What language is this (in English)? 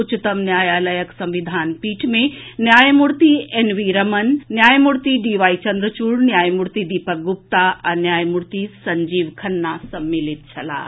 Maithili